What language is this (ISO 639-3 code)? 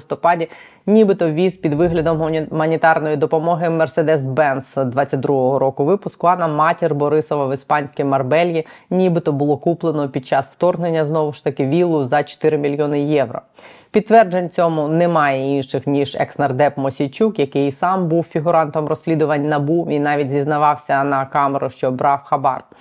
ukr